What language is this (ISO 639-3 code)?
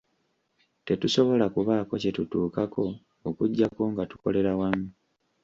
lug